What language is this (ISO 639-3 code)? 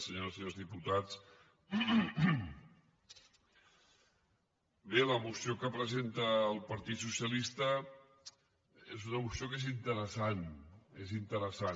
cat